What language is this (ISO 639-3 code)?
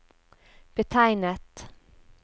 nor